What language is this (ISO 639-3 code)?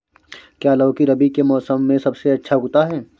hin